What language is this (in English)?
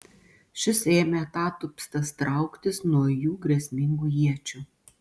Lithuanian